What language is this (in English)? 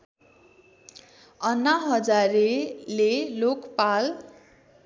Nepali